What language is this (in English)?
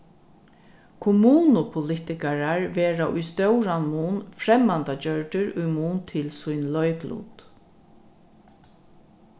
Faroese